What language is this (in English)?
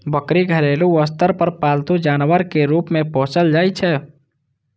Maithili